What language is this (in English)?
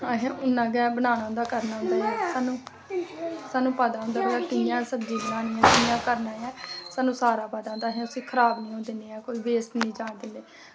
Dogri